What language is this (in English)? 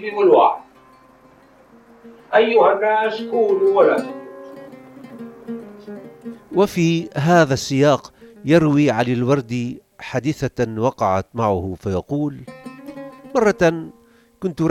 Arabic